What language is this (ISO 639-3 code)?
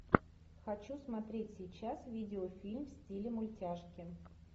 rus